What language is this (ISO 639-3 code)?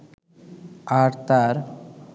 ben